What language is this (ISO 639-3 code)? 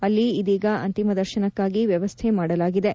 kan